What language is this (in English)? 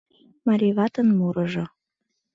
Mari